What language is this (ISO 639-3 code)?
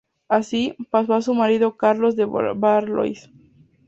spa